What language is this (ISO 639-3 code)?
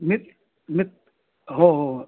mar